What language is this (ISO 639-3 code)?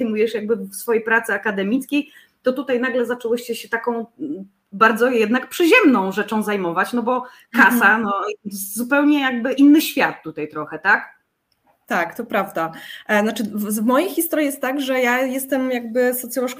pol